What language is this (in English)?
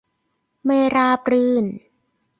Thai